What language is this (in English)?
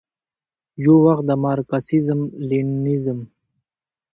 Pashto